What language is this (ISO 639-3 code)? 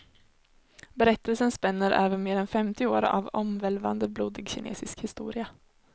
swe